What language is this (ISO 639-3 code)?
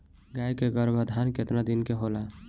bho